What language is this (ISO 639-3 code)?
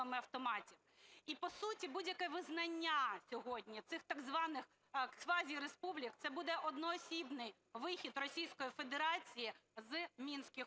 ukr